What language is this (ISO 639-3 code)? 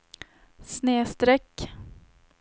swe